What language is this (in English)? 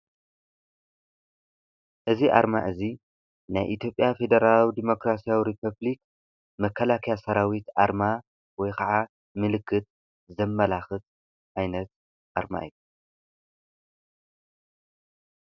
Tigrinya